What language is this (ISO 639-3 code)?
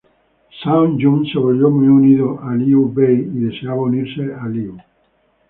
spa